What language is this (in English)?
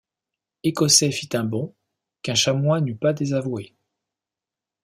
French